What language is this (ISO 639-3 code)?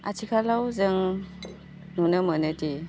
brx